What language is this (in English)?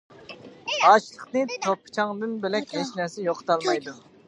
Uyghur